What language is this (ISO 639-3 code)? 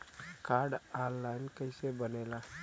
bho